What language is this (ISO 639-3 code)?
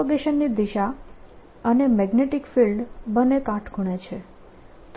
guj